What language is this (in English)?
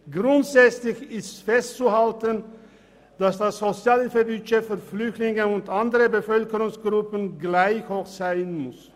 Swiss German